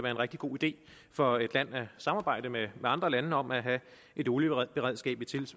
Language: Danish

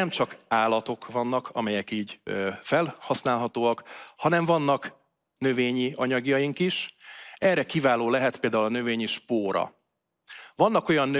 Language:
Hungarian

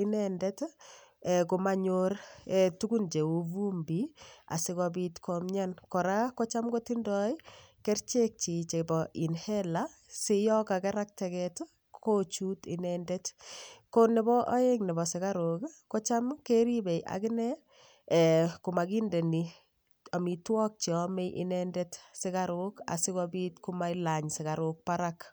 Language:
Kalenjin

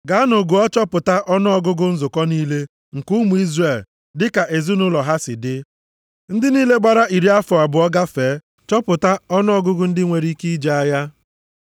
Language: Igbo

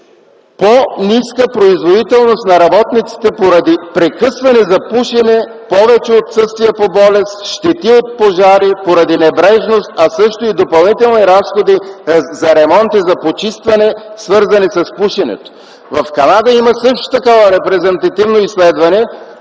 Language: Bulgarian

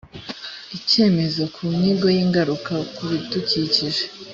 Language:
Kinyarwanda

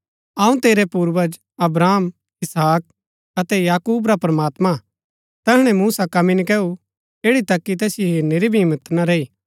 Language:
Gaddi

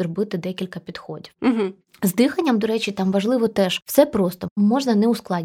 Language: Ukrainian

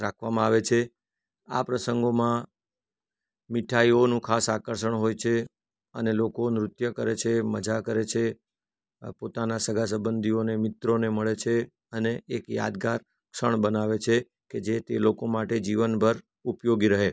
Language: Gujarati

